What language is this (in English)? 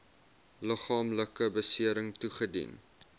Afrikaans